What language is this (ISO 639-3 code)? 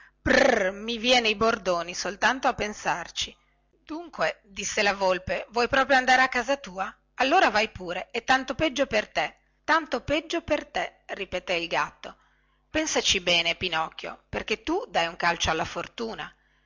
ita